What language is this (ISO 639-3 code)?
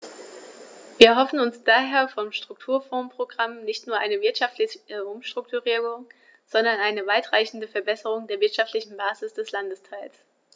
deu